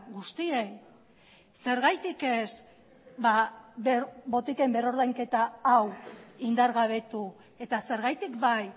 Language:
Basque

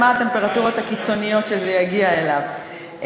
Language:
Hebrew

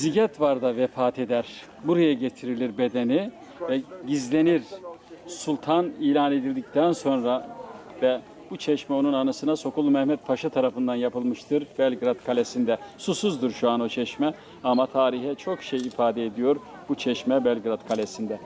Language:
Turkish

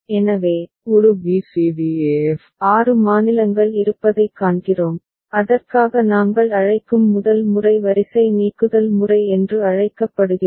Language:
Tamil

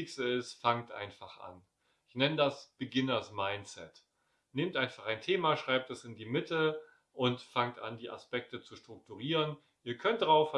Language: German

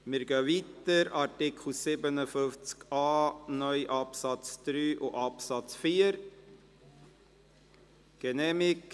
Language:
Swiss German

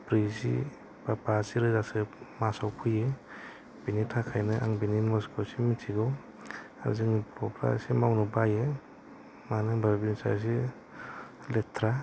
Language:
Bodo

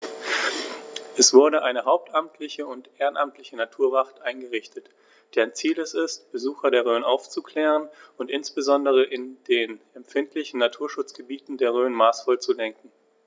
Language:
German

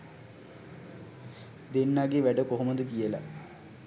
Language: Sinhala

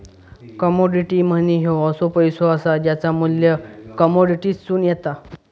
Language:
Marathi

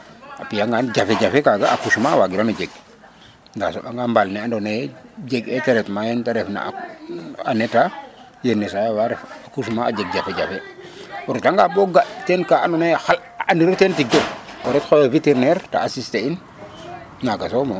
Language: Serer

